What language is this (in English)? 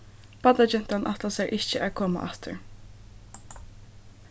Faroese